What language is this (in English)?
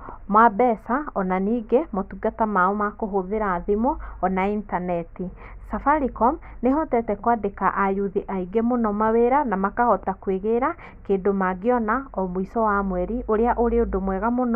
Kikuyu